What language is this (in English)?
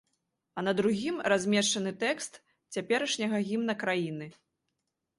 Belarusian